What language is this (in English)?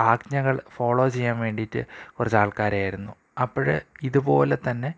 Malayalam